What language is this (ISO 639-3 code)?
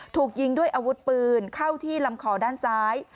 tha